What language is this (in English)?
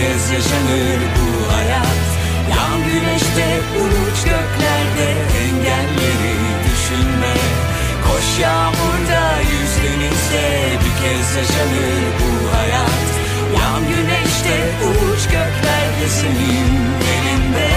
Turkish